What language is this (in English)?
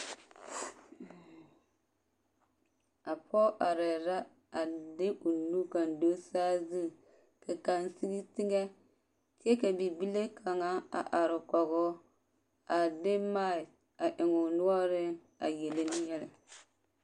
Southern Dagaare